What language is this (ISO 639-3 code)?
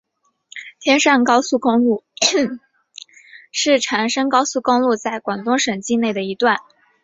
zho